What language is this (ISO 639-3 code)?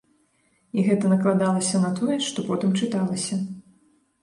bel